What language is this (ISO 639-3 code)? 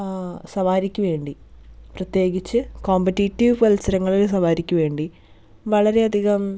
mal